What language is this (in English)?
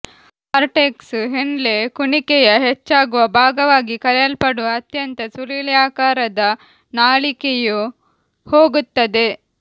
Kannada